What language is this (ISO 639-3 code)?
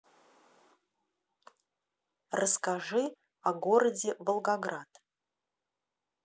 rus